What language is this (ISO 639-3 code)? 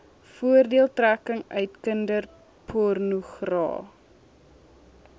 afr